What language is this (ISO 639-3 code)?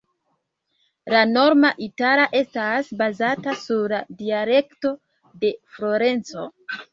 epo